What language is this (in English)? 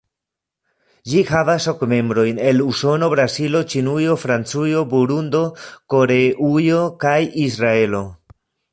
Esperanto